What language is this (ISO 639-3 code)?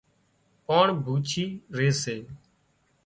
kxp